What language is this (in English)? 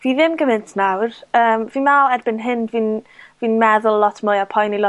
Welsh